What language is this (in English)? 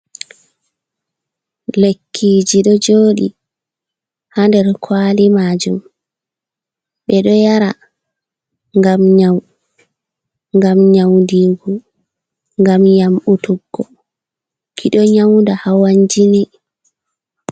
Fula